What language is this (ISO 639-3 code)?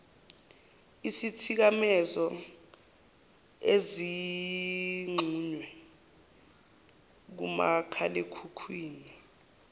zul